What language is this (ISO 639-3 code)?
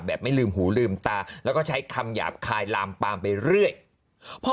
tha